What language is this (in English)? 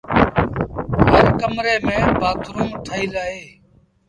Sindhi Bhil